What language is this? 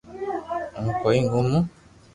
Loarki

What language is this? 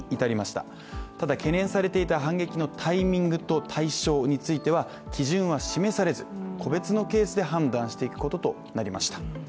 Japanese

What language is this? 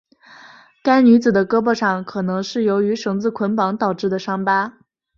Chinese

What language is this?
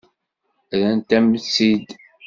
Kabyle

